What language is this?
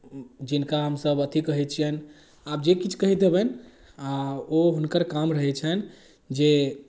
Maithili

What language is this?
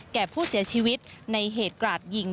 Thai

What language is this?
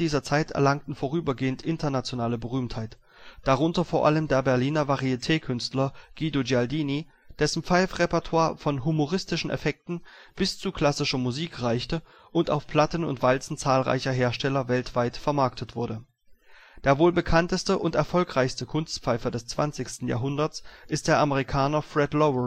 German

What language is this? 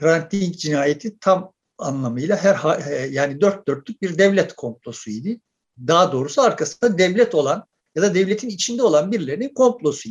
Turkish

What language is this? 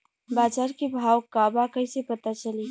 Bhojpuri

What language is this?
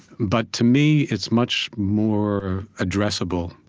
English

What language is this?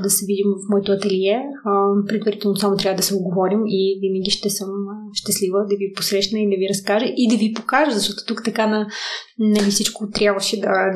Bulgarian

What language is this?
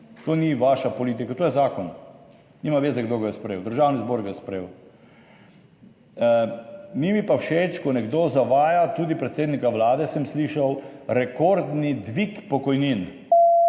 Slovenian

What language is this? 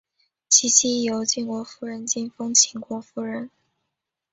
Chinese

